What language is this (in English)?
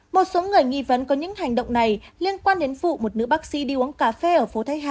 Vietnamese